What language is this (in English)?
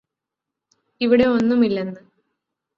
Malayalam